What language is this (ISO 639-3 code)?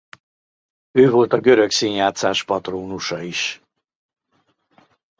hun